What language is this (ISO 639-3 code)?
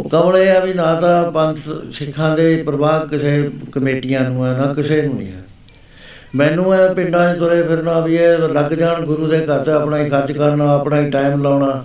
pan